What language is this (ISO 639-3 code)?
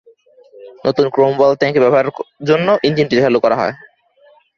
ben